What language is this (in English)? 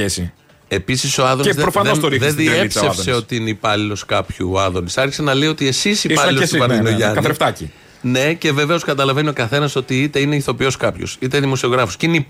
Greek